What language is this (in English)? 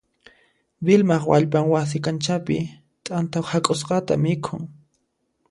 Puno Quechua